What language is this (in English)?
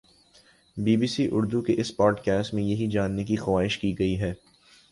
Urdu